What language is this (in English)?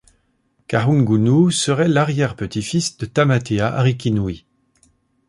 French